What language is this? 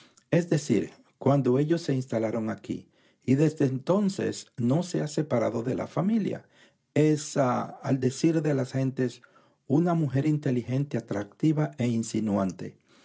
Spanish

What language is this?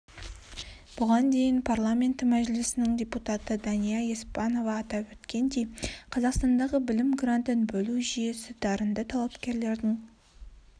Kazakh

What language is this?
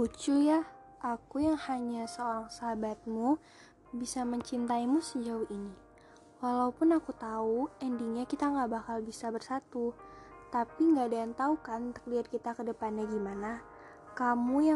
Indonesian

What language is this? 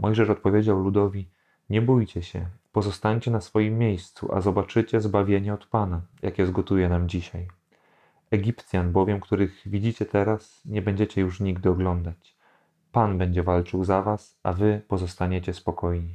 Polish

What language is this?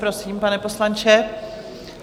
Czech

